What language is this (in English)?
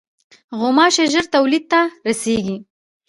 Pashto